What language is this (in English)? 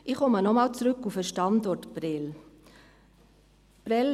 Swiss German